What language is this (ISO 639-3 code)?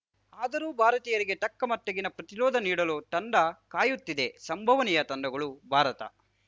kan